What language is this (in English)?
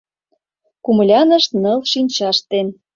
Mari